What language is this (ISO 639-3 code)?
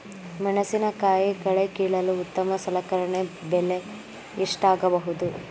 kan